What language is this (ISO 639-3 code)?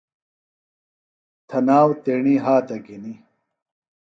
phl